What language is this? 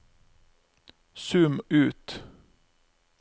Norwegian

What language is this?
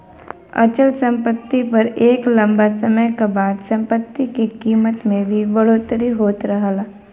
Bhojpuri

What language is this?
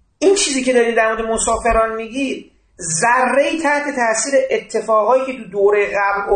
Persian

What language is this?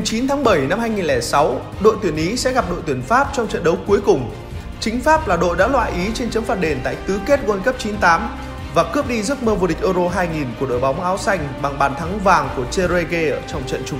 Vietnamese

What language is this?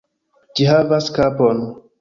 Esperanto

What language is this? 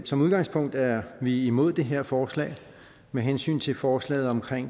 Danish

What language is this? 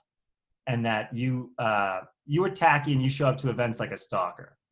English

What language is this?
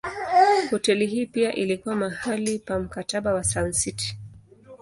Swahili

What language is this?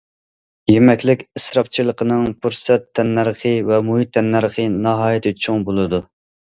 Uyghur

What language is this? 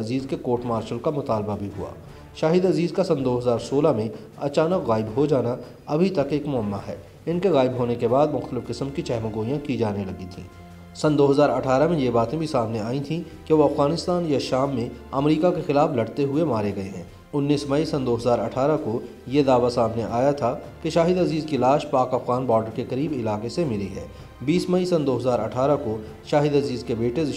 Hindi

